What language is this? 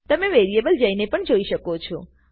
Gujarati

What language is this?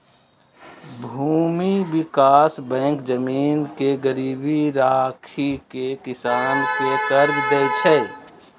Maithili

